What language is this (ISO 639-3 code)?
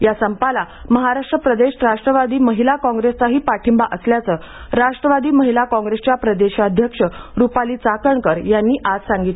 mar